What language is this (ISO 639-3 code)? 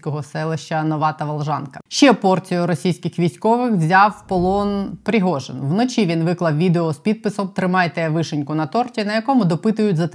ukr